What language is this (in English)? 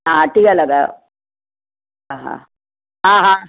Sindhi